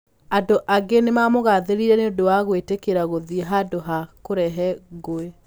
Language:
Kikuyu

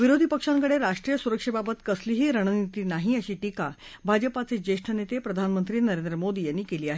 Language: Marathi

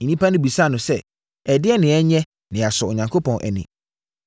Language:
Akan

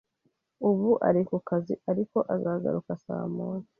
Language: Kinyarwanda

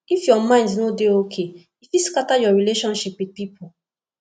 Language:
Nigerian Pidgin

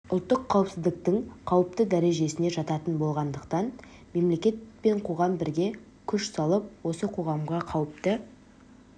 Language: Kazakh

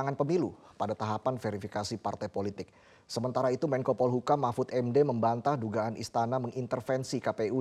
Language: Indonesian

